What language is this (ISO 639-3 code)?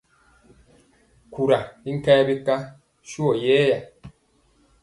mcx